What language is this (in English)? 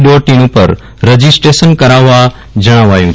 Gujarati